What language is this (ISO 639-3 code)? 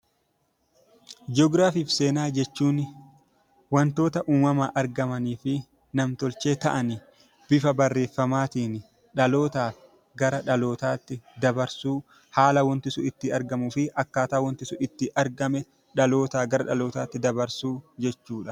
orm